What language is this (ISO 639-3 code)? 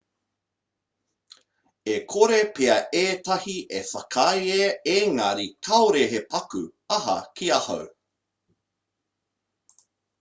mri